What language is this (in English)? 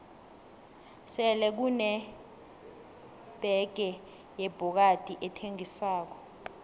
South Ndebele